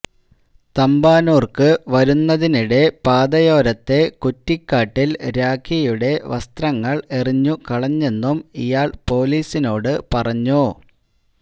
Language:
Malayalam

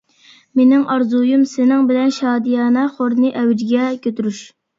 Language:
Uyghur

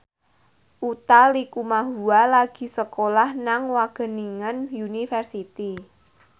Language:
Javanese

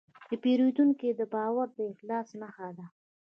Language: Pashto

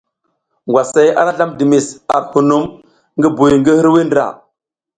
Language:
South Giziga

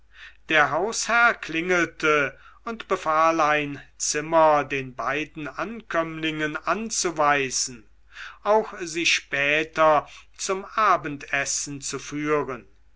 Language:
German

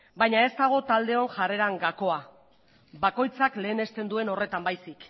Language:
Basque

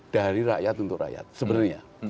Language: Indonesian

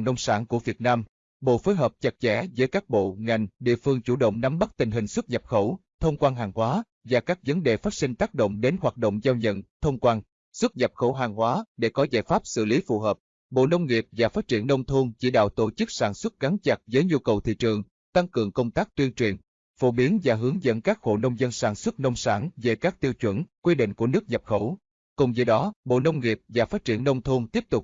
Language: Vietnamese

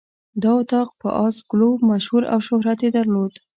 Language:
Pashto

